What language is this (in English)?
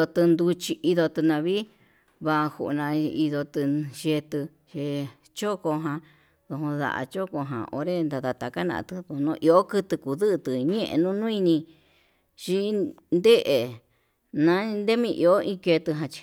Yutanduchi Mixtec